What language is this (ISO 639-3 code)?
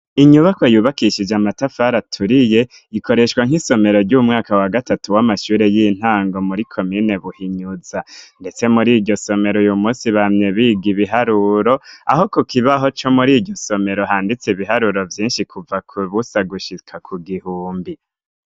run